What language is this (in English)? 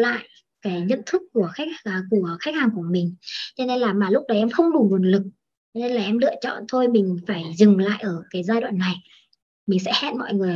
Vietnamese